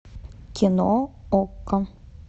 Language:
Russian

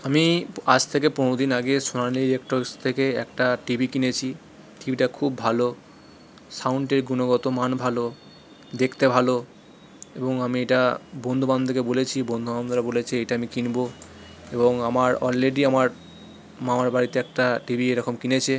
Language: Bangla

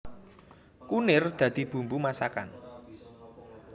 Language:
Javanese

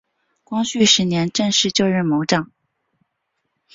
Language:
Chinese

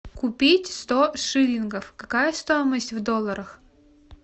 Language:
Russian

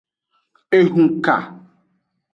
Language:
Aja (Benin)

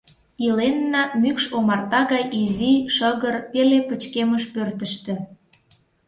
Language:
Mari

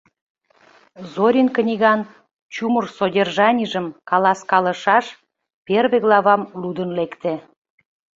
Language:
Mari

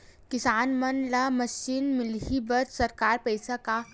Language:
Chhattisgarhi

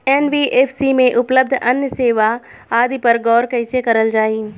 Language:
Bhojpuri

